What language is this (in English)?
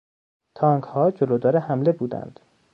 Persian